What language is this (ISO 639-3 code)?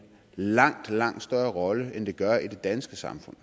dan